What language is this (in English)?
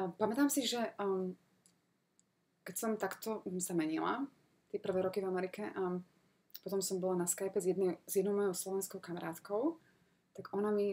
Slovak